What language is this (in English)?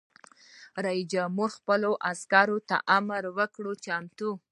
Pashto